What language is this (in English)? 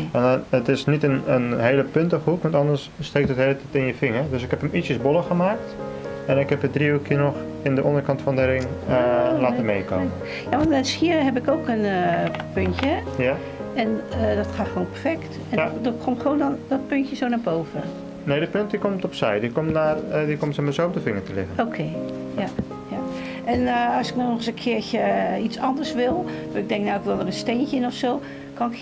Dutch